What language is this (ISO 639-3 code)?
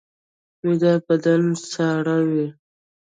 pus